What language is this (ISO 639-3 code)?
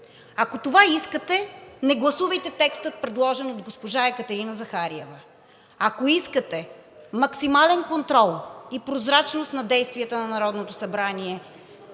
bul